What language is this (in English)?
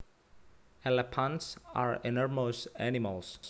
Javanese